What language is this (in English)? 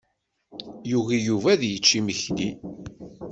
Kabyle